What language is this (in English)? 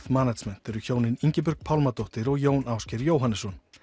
Icelandic